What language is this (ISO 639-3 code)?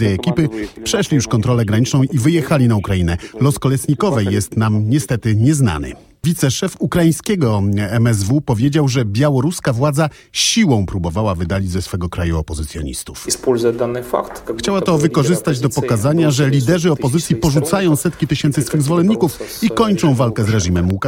pol